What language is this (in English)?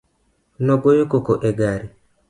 Luo (Kenya and Tanzania)